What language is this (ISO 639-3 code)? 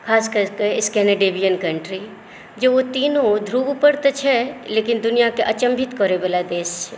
mai